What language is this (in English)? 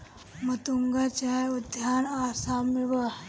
Bhojpuri